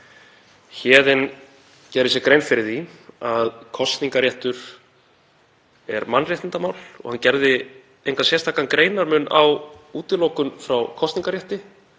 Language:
Icelandic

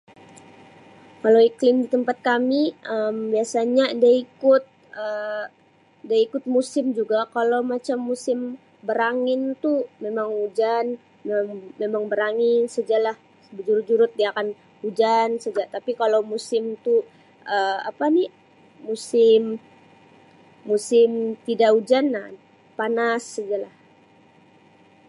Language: Sabah Malay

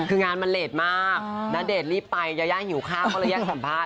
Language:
Thai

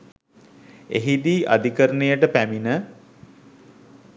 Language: Sinhala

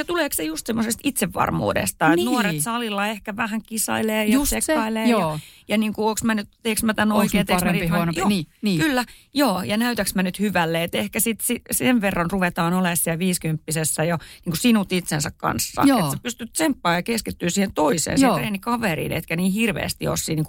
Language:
Finnish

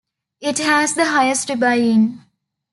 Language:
English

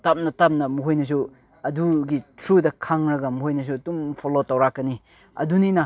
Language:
Manipuri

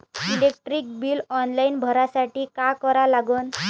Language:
Marathi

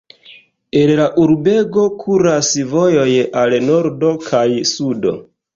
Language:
Esperanto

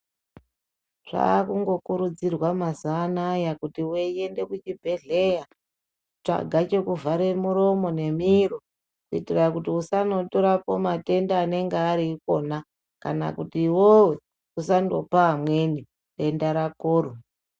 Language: Ndau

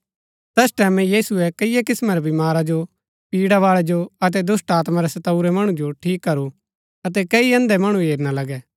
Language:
Gaddi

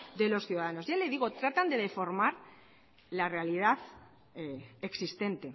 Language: Spanish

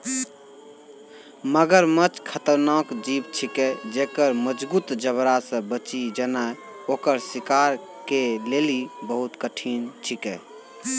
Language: Maithili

